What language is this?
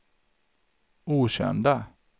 Swedish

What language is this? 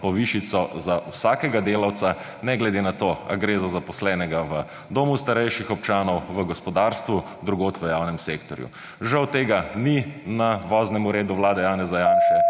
Slovenian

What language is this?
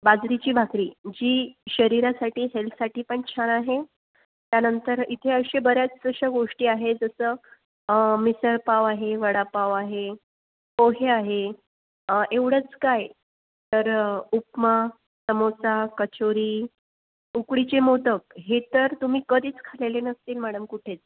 Marathi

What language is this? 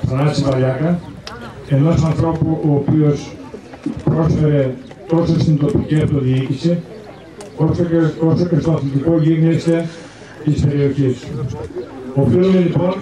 Greek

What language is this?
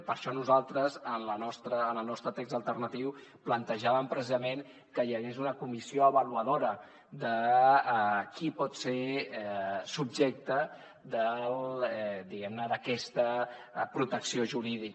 Catalan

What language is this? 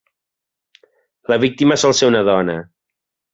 Catalan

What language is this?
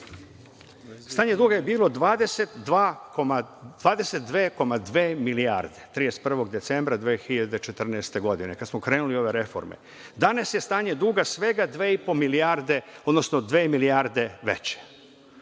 Serbian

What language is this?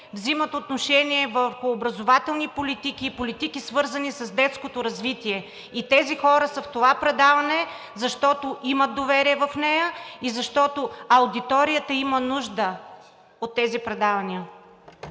Bulgarian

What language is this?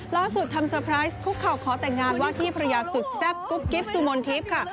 Thai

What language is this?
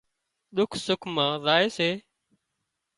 Wadiyara Koli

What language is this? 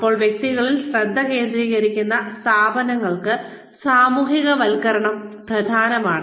Malayalam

